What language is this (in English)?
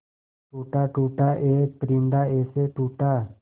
Hindi